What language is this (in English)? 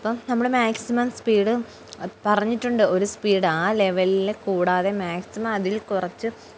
Malayalam